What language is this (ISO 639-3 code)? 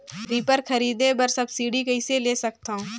hne